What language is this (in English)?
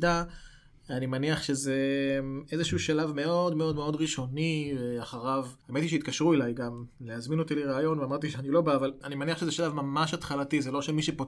Hebrew